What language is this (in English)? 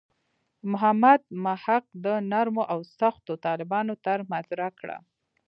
Pashto